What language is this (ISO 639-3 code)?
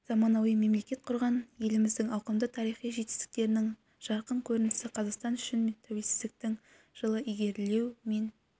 kaz